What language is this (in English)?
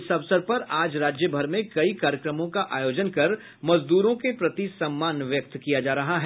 Hindi